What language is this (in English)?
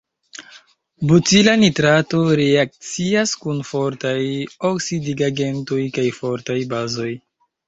Esperanto